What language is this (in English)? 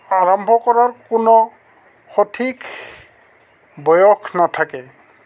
Assamese